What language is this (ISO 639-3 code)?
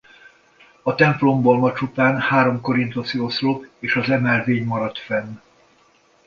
hun